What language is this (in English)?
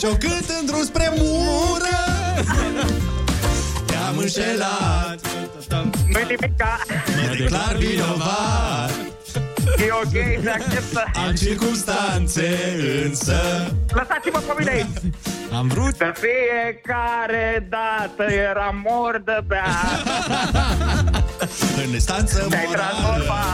Romanian